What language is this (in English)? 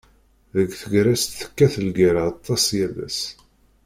Kabyle